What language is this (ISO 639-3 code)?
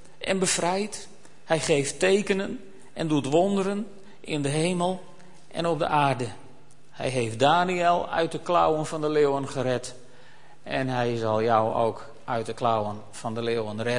nld